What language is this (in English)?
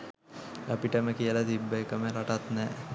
Sinhala